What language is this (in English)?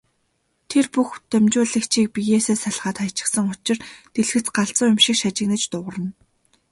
Mongolian